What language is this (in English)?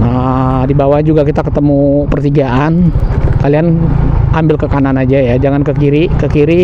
Indonesian